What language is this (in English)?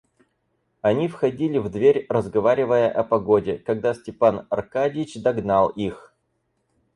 Russian